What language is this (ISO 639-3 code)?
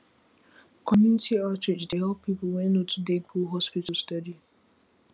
pcm